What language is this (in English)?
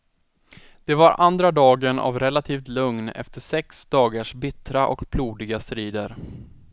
Swedish